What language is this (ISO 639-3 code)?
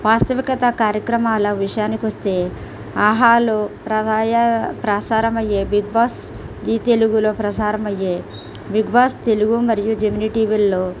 tel